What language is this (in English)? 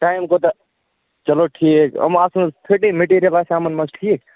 Kashmiri